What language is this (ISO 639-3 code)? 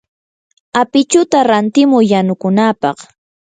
qur